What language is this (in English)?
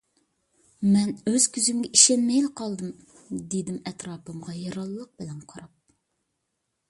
Uyghur